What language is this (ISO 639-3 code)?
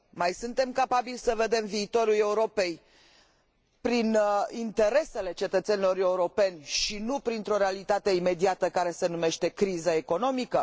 ron